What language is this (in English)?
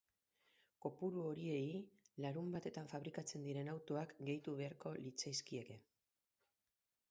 Basque